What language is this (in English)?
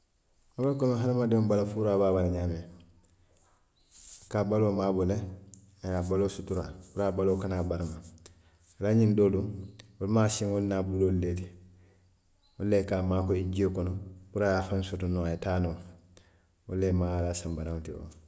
Western Maninkakan